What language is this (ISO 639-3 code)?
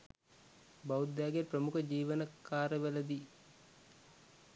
sin